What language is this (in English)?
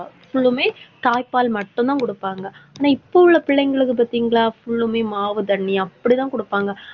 Tamil